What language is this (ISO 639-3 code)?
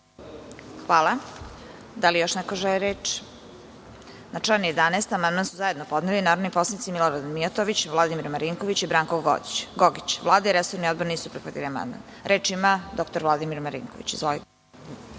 srp